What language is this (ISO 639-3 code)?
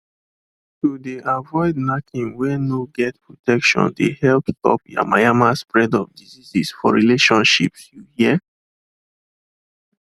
pcm